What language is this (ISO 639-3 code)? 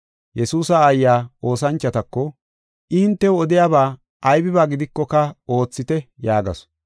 gof